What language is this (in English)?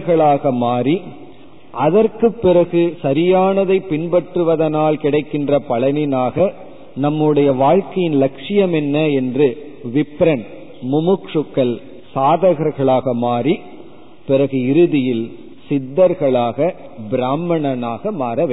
Tamil